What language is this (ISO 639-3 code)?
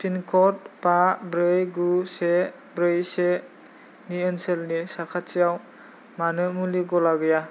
brx